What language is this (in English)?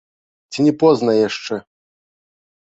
Belarusian